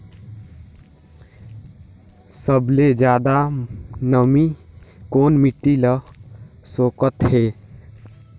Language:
Chhattisgarhi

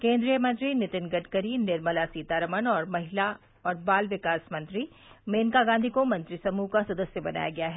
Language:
Hindi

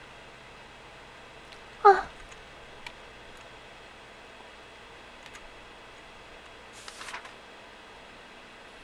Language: Korean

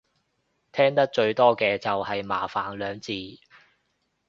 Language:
Cantonese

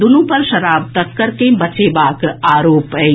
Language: Maithili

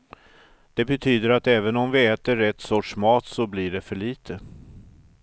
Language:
Swedish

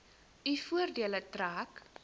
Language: Afrikaans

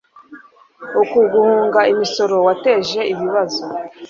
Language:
Kinyarwanda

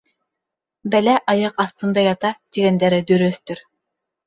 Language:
Bashkir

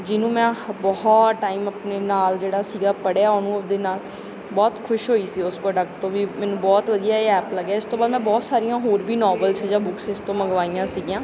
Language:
Punjabi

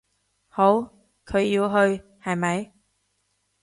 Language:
Cantonese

